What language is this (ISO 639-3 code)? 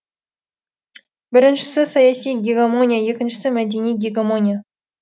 kaz